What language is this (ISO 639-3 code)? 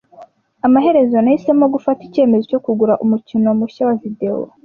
kin